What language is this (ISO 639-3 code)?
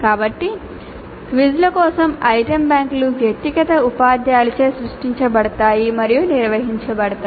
tel